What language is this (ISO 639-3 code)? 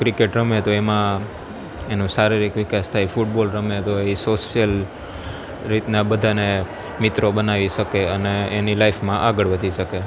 guj